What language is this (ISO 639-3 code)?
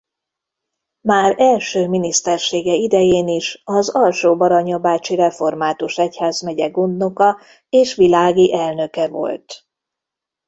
hun